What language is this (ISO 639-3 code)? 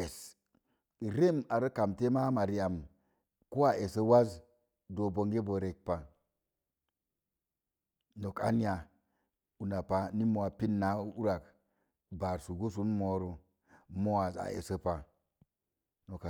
ver